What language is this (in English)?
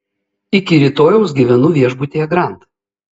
Lithuanian